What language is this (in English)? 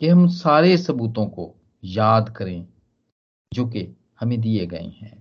Hindi